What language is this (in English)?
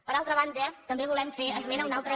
Catalan